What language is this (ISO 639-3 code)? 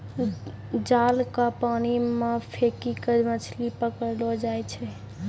mai